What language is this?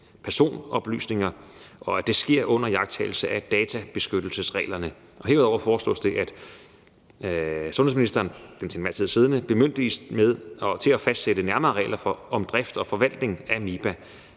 Danish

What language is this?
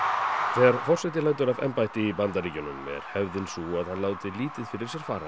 Icelandic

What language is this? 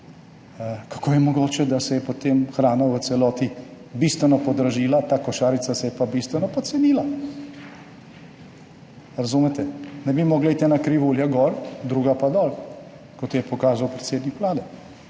Slovenian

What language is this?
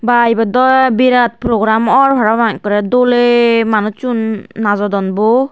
Chakma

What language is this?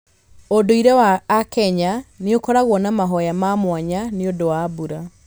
Kikuyu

